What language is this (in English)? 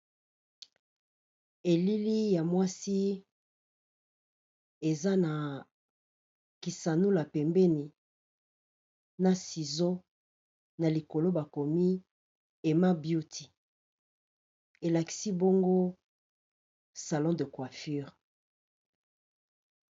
Lingala